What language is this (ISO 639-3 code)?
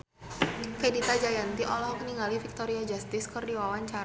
sun